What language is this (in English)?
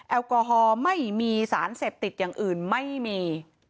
Thai